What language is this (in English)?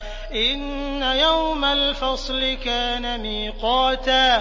Arabic